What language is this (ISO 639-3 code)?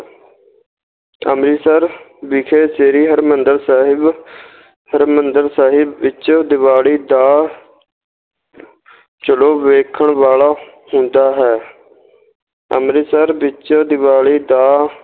pan